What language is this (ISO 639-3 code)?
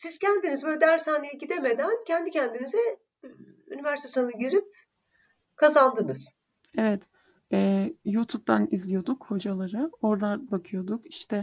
tur